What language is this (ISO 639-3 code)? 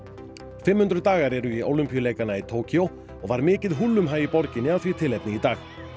isl